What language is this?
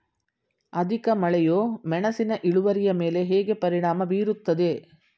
Kannada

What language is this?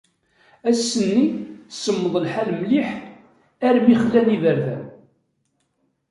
Kabyle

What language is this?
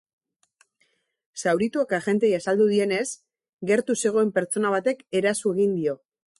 Basque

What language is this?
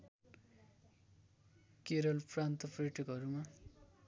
Nepali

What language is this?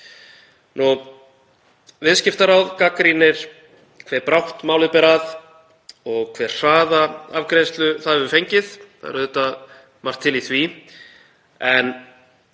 Icelandic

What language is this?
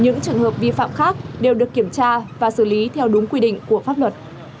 Vietnamese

